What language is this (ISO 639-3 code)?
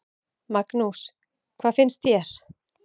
isl